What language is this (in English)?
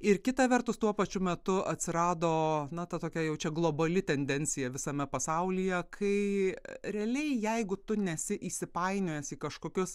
Lithuanian